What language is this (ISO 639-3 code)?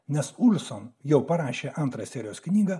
lit